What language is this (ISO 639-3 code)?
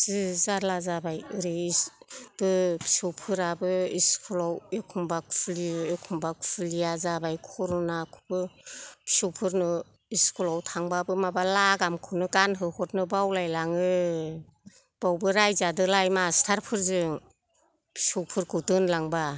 brx